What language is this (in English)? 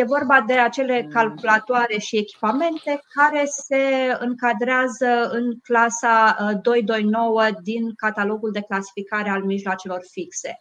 Romanian